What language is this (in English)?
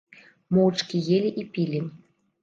Belarusian